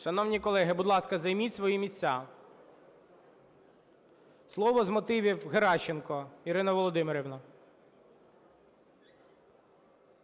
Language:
Ukrainian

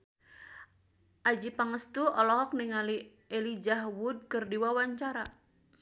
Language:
Sundanese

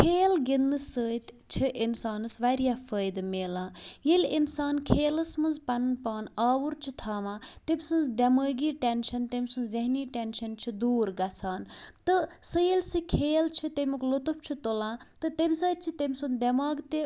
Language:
Kashmiri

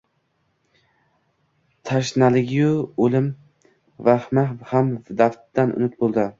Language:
Uzbek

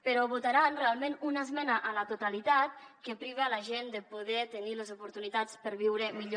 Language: Catalan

